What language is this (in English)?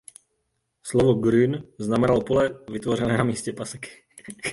Czech